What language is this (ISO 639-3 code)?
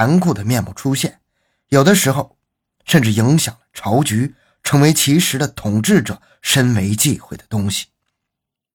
zho